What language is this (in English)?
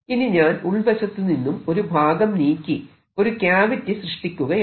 Malayalam